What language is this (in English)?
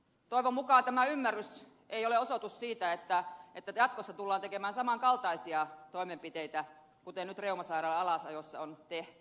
Finnish